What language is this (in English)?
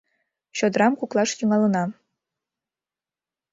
Mari